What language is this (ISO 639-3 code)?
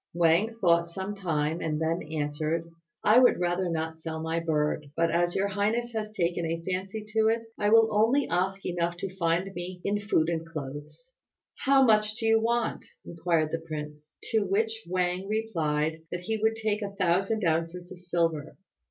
eng